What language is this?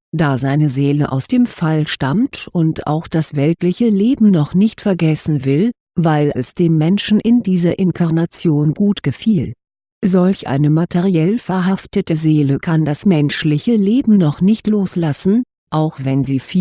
German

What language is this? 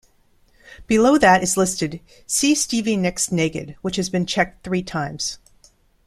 English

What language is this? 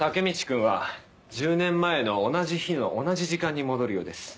Japanese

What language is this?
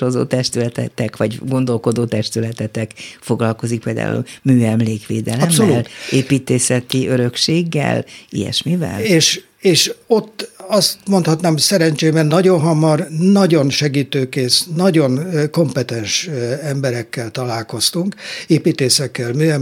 Hungarian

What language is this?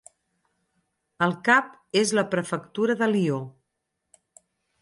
Catalan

